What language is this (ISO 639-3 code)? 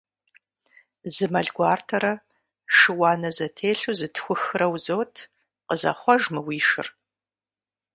kbd